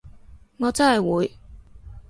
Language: Cantonese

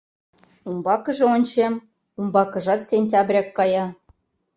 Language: Mari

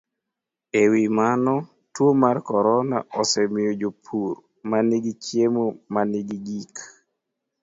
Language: Luo (Kenya and Tanzania)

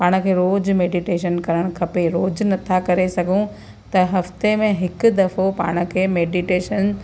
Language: Sindhi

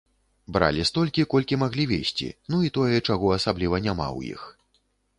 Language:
Belarusian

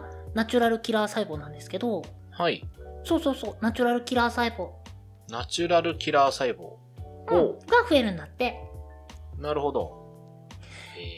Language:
Japanese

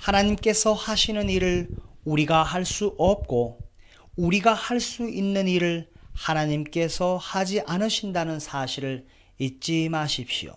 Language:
Korean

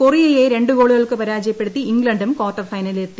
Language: Malayalam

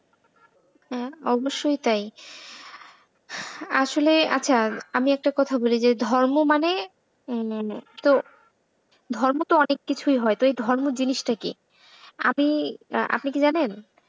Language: Bangla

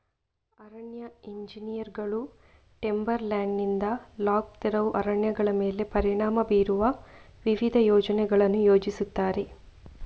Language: Kannada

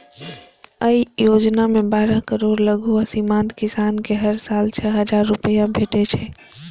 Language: Maithili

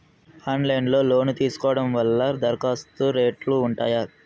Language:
Telugu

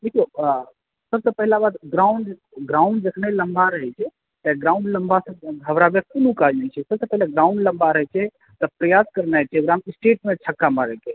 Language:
Maithili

